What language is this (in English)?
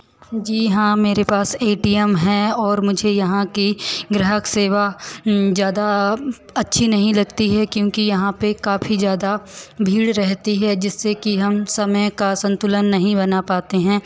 Hindi